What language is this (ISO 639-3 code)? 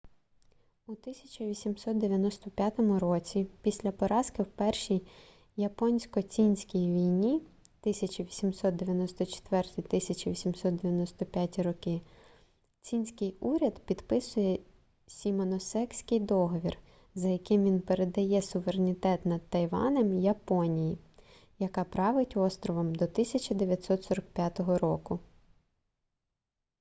ukr